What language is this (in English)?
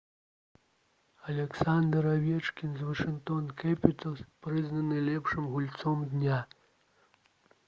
Belarusian